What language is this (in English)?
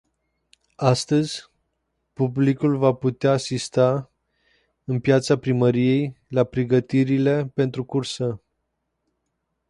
Romanian